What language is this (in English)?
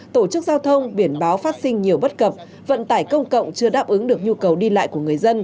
Vietnamese